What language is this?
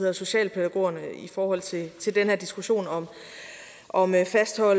Danish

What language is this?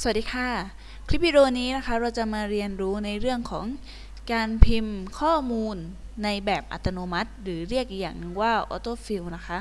Thai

